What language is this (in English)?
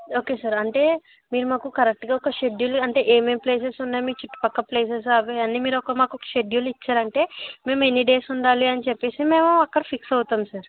Telugu